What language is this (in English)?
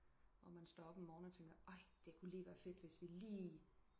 Danish